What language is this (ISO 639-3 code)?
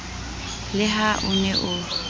sot